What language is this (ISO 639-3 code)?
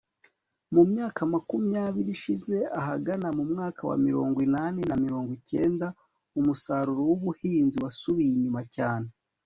kin